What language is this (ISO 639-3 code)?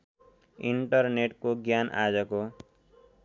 nep